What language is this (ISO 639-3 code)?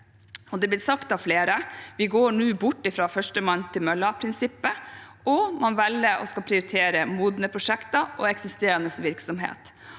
nor